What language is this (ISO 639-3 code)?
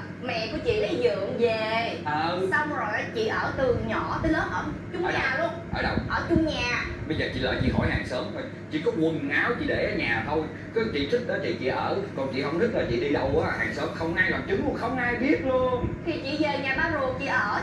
vie